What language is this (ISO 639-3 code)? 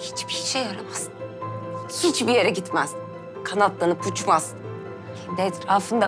tur